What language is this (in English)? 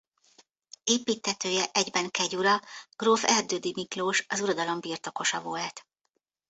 Hungarian